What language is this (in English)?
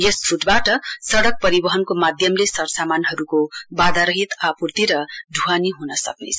Nepali